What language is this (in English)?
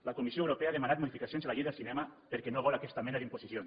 Catalan